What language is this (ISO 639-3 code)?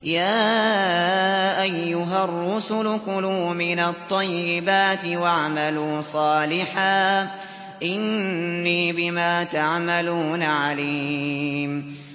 ara